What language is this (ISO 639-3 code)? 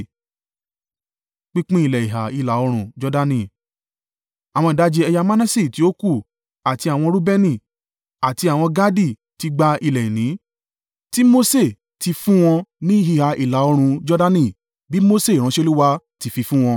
yor